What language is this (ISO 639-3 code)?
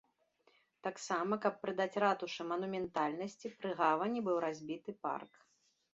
bel